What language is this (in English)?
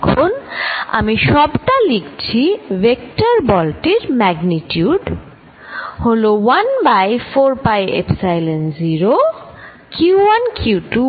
Bangla